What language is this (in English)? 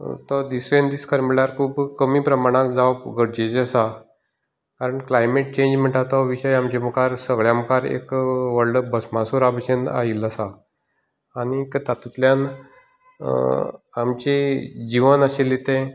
Konkani